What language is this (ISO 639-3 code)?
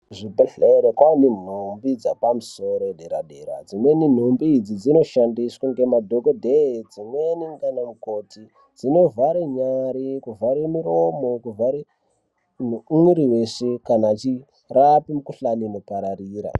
ndc